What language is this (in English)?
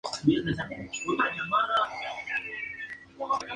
Spanish